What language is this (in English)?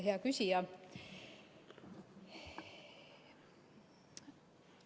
Estonian